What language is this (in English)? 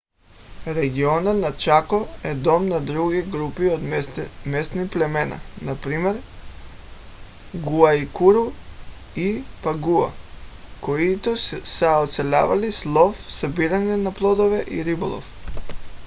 Bulgarian